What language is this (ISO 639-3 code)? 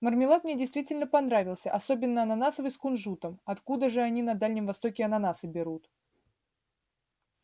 rus